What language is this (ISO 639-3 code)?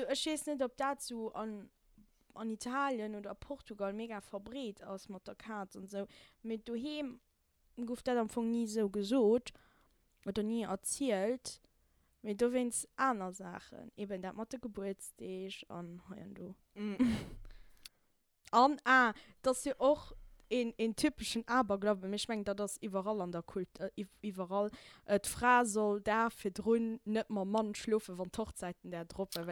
deu